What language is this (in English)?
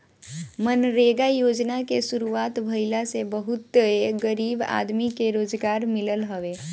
Bhojpuri